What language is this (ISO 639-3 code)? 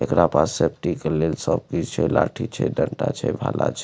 mai